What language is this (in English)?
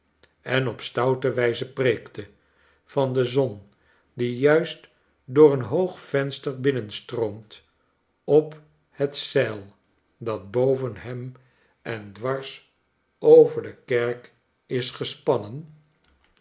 Dutch